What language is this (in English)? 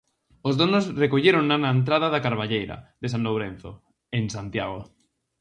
Galician